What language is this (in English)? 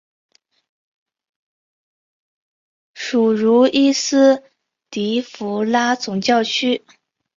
Chinese